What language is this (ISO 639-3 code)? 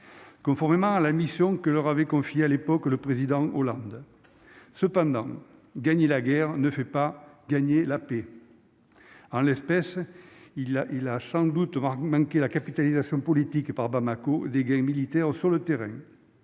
fra